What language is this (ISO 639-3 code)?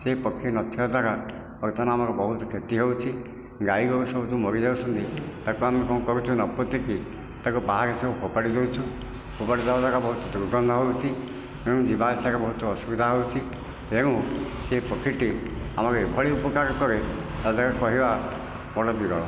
ori